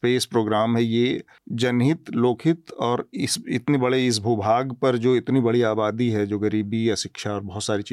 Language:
Hindi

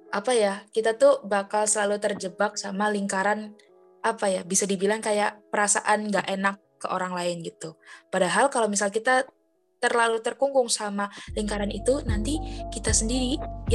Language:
Indonesian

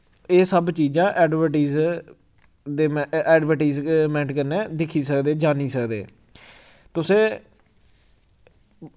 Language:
Dogri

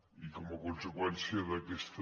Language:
Catalan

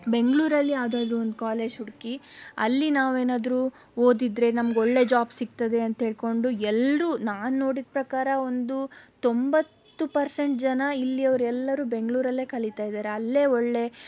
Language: Kannada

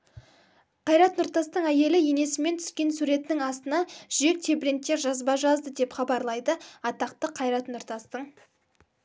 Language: Kazakh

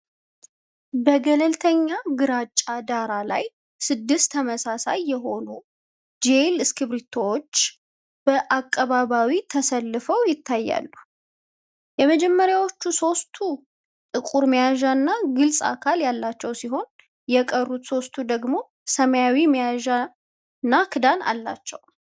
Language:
Amharic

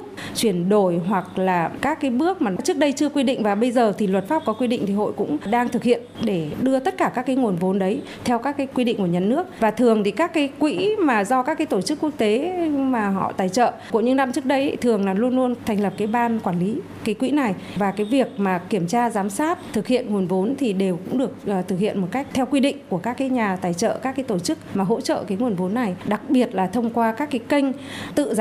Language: Vietnamese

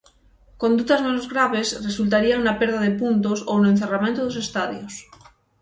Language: Galician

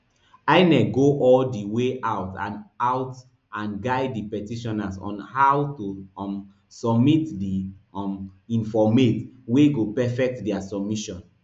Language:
Nigerian Pidgin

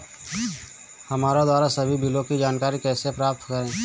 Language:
Hindi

